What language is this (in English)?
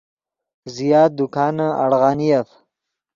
Yidgha